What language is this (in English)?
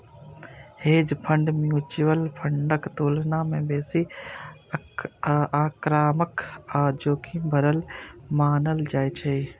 Maithili